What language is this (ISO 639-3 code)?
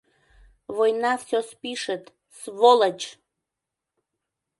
chm